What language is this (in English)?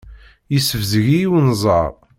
Kabyle